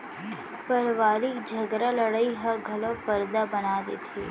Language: Chhattisgarhi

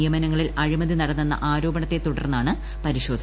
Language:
Malayalam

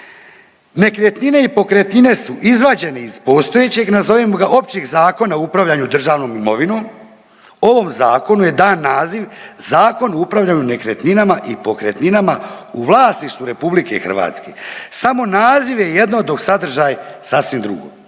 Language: Croatian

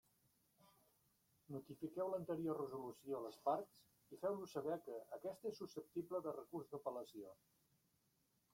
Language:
Catalan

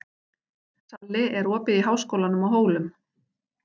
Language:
Icelandic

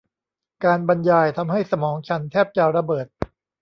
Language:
Thai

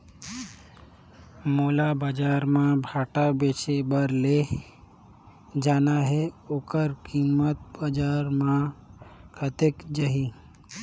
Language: Chhattisgarhi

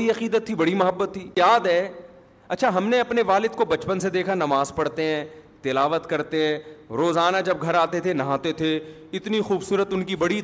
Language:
Urdu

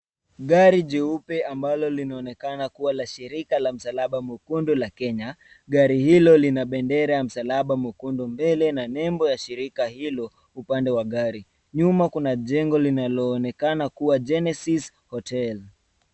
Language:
Swahili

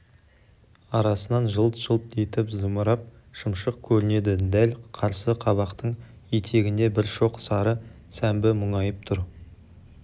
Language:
Kazakh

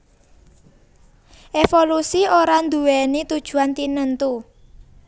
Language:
Javanese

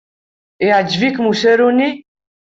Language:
Kabyle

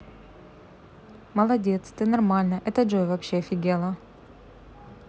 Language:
Russian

